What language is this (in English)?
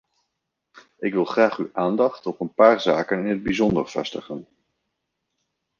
Dutch